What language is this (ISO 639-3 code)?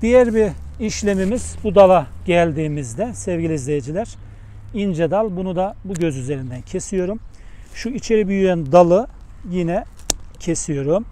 tur